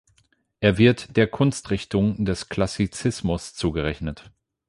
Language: German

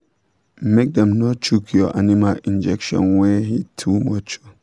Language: Nigerian Pidgin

